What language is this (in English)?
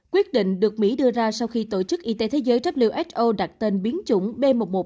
Vietnamese